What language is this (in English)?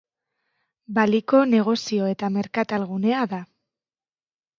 Basque